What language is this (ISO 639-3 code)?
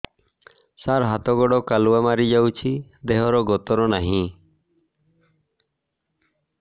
ori